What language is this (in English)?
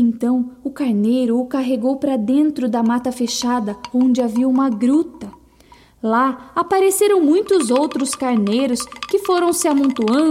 Portuguese